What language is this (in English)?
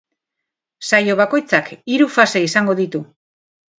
Basque